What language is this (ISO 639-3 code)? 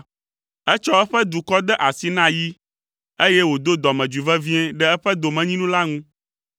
ewe